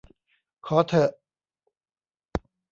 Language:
Thai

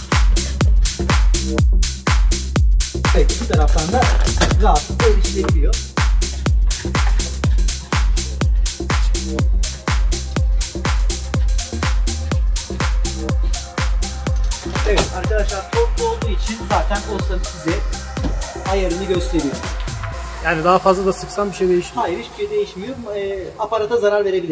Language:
Turkish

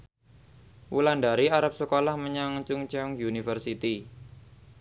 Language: Javanese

